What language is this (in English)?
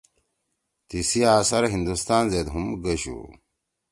Torwali